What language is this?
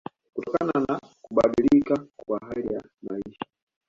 Swahili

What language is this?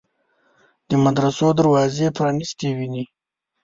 Pashto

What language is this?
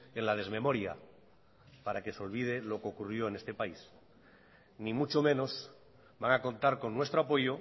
Spanish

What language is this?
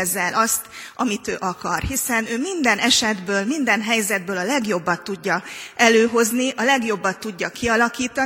Hungarian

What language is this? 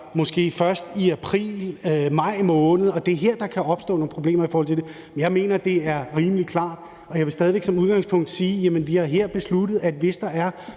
Danish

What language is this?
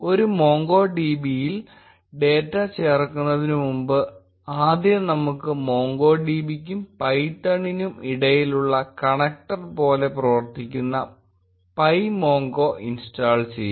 Malayalam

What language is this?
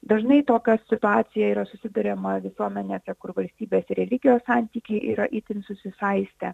Lithuanian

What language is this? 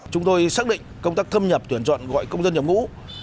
Vietnamese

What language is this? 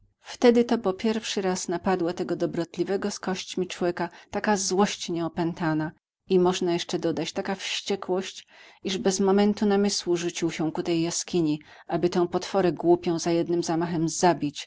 Polish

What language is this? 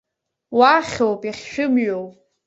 Abkhazian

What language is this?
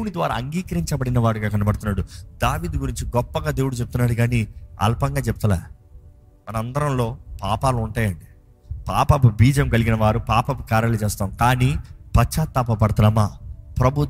Telugu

